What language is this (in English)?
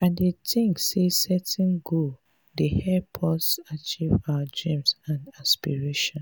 Nigerian Pidgin